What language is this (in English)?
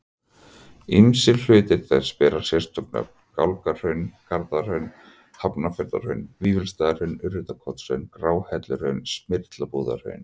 Icelandic